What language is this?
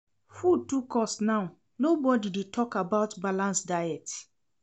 Nigerian Pidgin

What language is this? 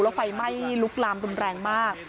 Thai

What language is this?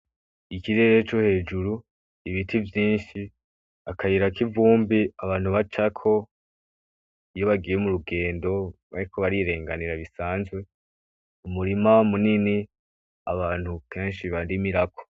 Rundi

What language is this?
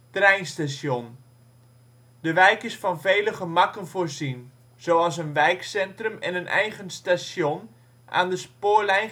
Dutch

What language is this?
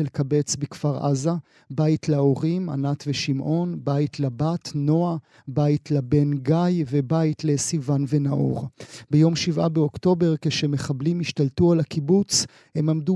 Hebrew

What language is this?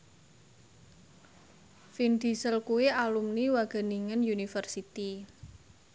Javanese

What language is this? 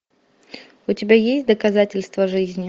Russian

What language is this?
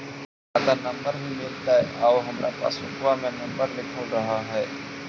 Magahi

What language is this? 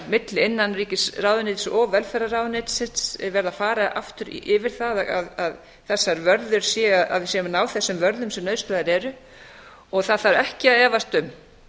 Icelandic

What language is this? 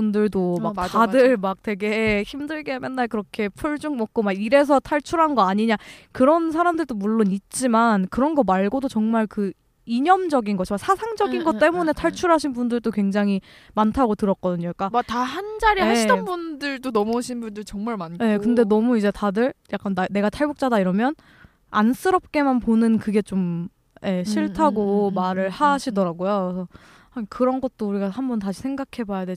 Korean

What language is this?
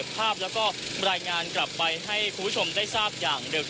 Thai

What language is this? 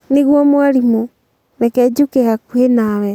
Kikuyu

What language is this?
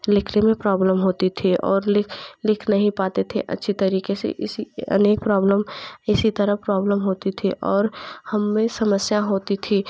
Hindi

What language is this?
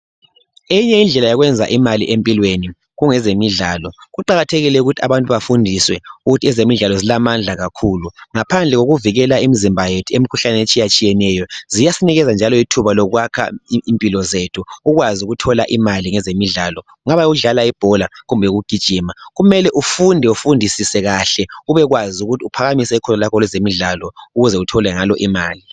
North Ndebele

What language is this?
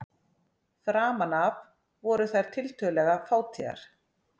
Icelandic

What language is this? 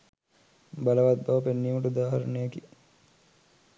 Sinhala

